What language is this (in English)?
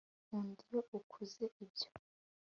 Kinyarwanda